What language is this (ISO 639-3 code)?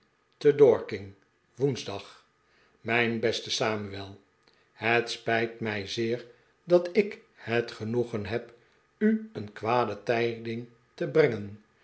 nld